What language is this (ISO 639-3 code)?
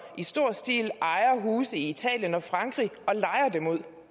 dan